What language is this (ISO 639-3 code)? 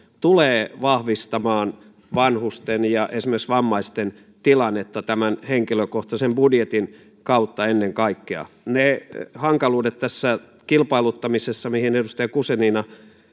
fin